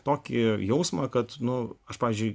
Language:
Lithuanian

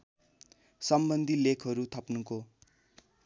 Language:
Nepali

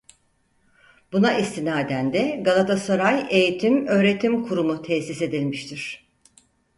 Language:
Turkish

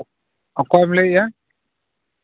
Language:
Santali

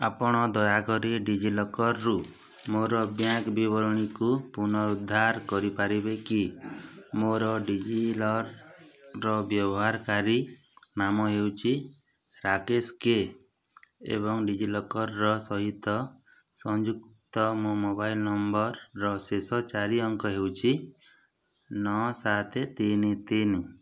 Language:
Odia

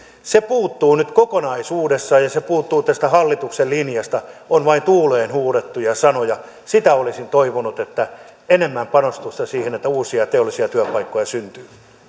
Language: Finnish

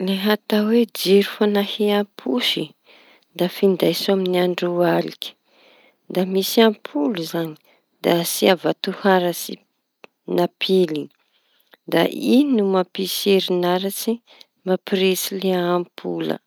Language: Tanosy Malagasy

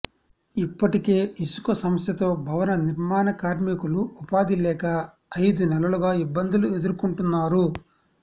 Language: Telugu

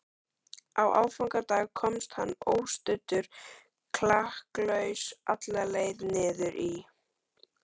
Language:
Icelandic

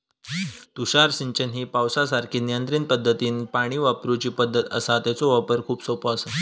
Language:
Marathi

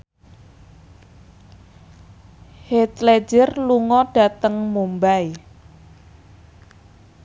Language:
Javanese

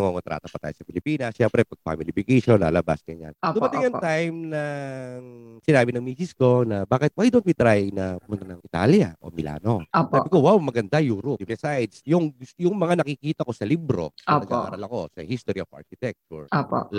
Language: Filipino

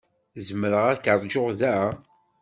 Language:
Kabyle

